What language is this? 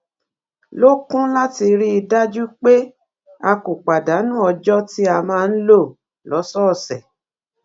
Yoruba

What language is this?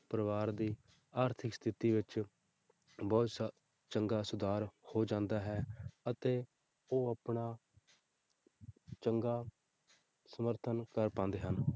Punjabi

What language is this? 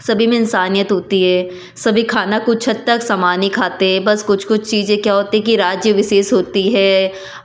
Hindi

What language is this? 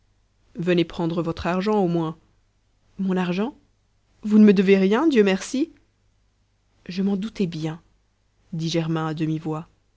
French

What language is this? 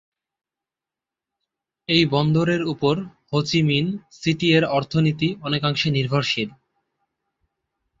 Bangla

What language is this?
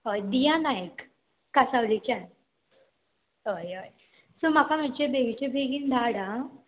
Konkani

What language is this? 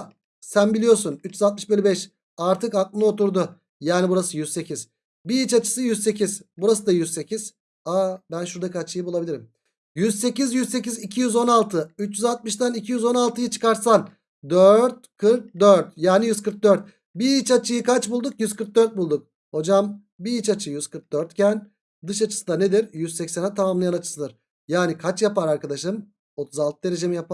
Turkish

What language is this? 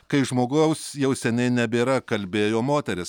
Lithuanian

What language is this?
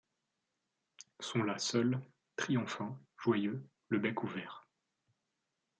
French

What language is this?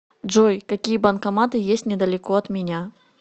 Russian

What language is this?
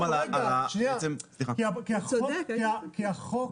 Hebrew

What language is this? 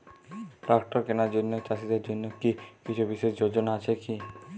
Bangla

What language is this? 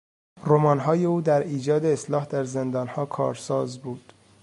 Persian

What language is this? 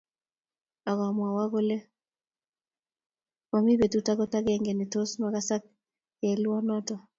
Kalenjin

